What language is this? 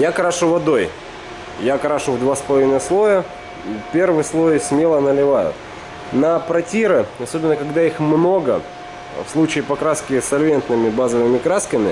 Russian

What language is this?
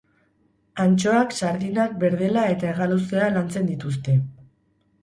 Basque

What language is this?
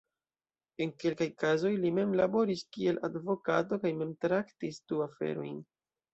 Esperanto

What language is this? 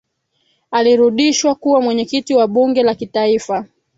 Swahili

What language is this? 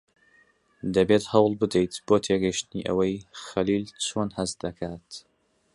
Central Kurdish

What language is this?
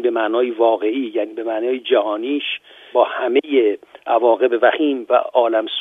Persian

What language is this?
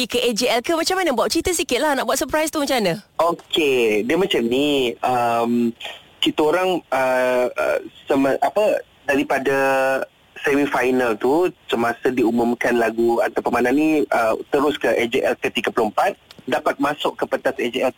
Malay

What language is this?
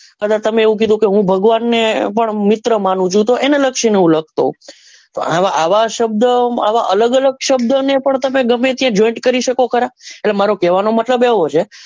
Gujarati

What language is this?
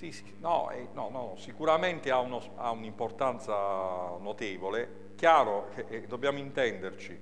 Italian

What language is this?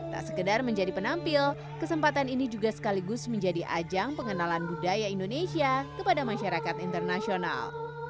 Indonesian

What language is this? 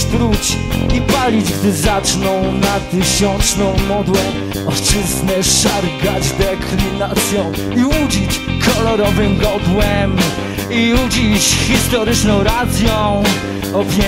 Polish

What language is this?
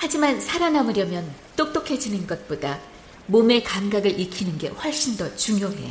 Korean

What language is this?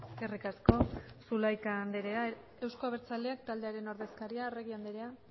Basque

